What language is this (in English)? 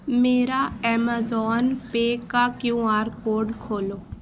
Urdu